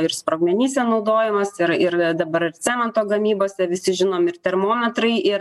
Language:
Lithuanian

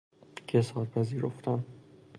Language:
Persian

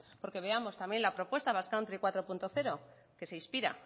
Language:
Spanish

